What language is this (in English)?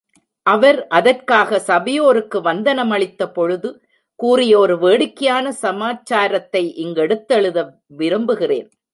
Tamil